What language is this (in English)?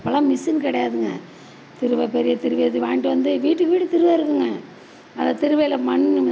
Tamil